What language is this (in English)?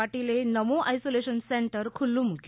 Gujarati